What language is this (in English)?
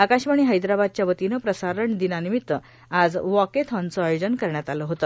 Marathi